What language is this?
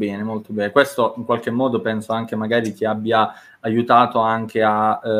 Italian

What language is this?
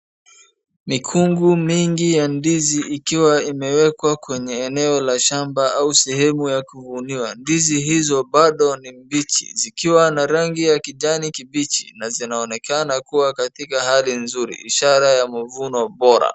Swahili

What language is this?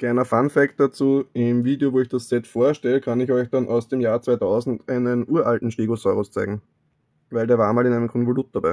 German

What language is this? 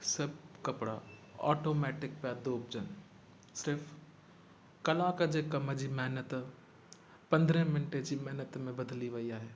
Sindhi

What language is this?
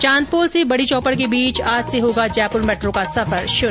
Hindi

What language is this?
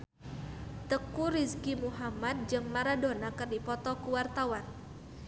Sundanese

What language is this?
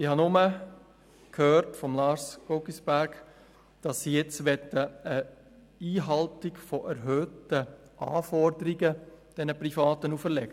Swiss German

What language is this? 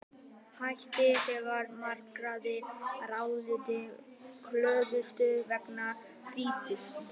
Icelandic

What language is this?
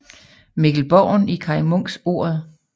Danish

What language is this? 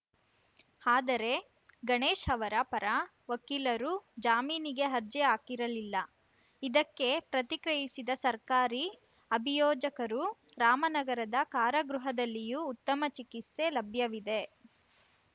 Kannada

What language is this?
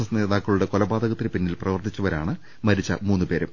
Malayalam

